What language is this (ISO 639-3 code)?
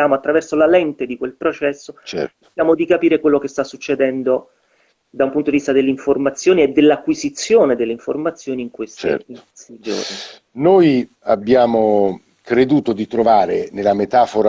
ita